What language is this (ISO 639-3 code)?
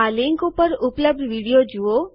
guj